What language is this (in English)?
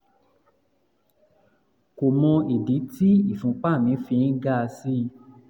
Yoruba